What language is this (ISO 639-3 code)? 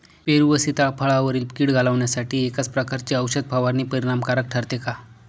mar